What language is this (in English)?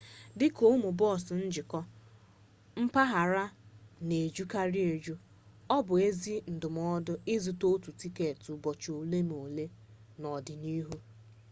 Igbo